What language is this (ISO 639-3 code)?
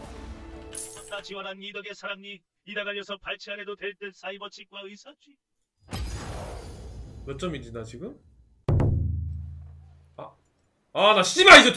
kor